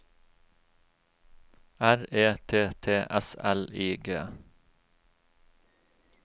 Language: Norwegian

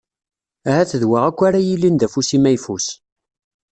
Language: Kabyle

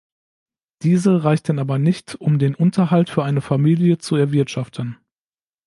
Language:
German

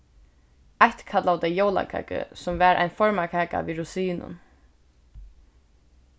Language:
Faroese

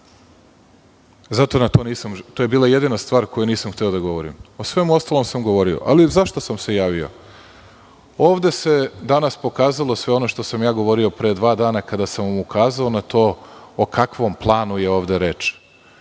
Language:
Serbian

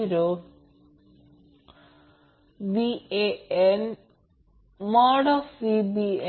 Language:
Marathi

